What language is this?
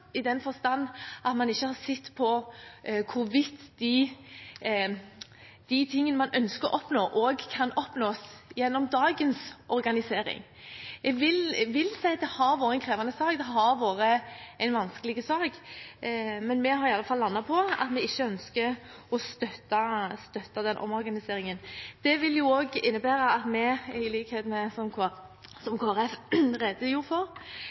Norwegian Bokmål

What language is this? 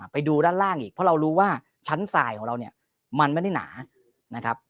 Thai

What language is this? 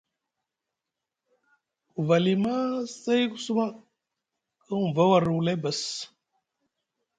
Musgu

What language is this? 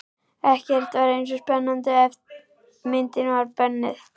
Icelandic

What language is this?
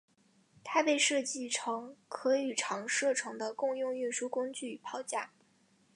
Chinese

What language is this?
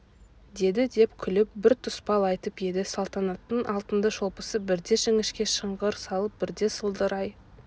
Kazakh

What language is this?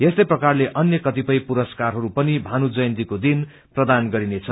Nepali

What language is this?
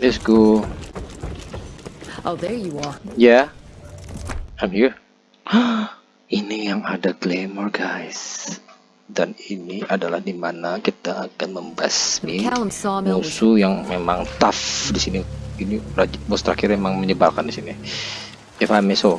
Indonesian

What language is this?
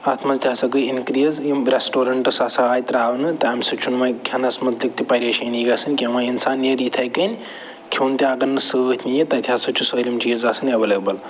Kashmiri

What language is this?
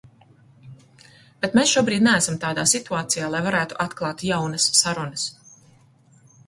Latvian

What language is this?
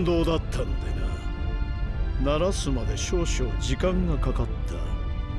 Japanese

